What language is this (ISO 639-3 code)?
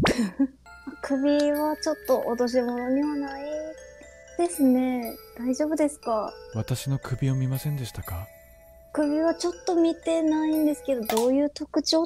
jpn